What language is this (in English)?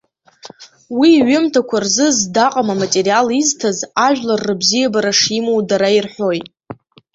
Abkhazian